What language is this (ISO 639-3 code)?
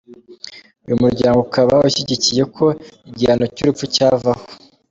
kin